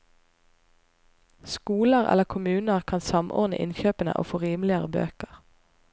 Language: Norwegian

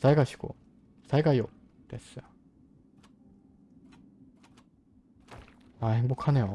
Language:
Korean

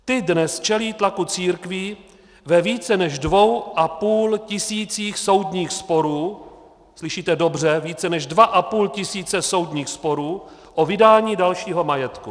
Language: Czech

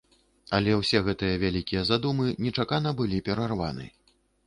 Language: Belarusian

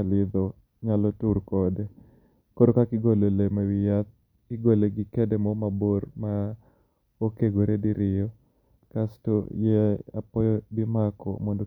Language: Luo (Kenya and Tanzania)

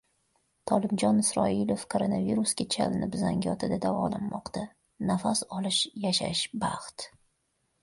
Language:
Uzbek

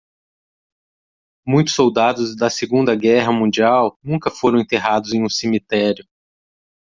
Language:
Portuguese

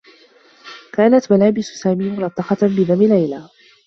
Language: Arabic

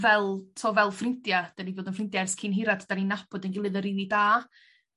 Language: Welsh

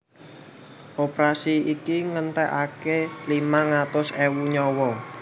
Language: Javanese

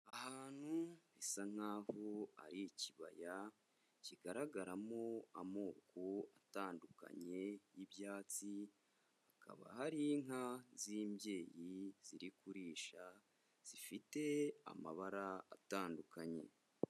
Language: Kinyarwanda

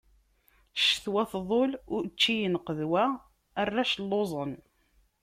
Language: Kabyle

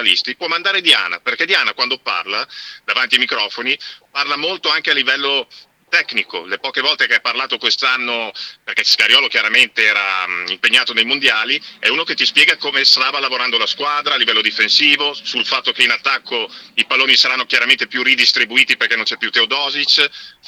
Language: Italian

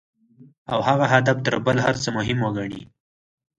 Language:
Pashto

